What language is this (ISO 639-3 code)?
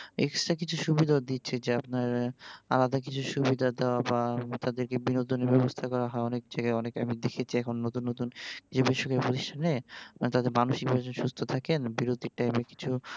ben